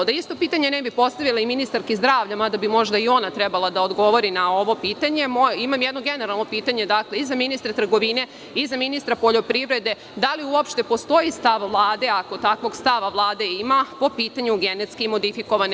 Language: Serbian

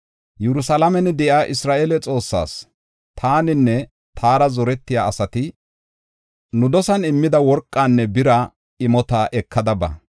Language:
Gofa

